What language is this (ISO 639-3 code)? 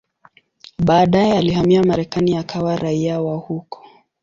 swa